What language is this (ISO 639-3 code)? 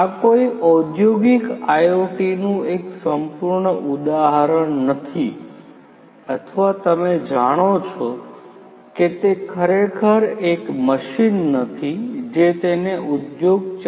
guj